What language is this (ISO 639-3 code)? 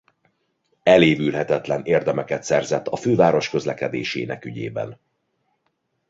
hun